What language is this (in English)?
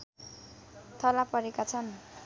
Nepali